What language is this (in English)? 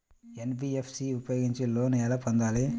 Telugu